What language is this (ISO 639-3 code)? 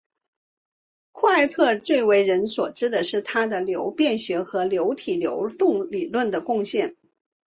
zho